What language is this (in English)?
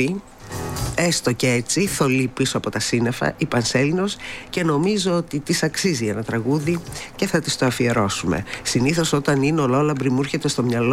Greek